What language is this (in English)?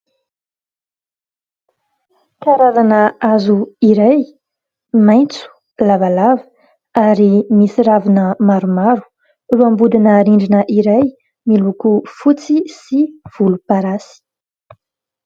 Malagasy